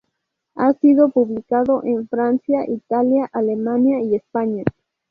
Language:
Spanish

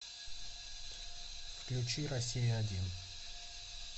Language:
Russian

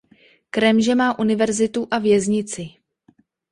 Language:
Czech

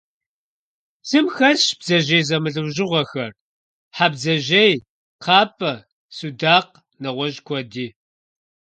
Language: Kabardian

